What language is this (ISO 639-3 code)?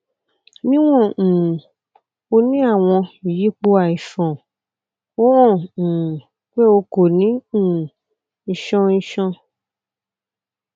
yor